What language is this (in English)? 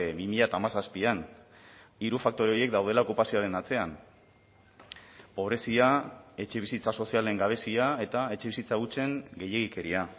Basque